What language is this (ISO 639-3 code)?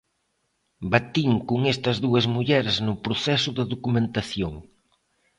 glg